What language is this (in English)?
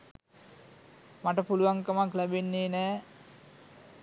Sinhala